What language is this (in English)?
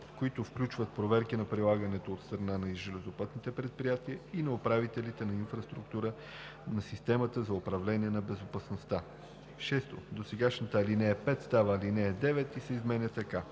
Bulgarian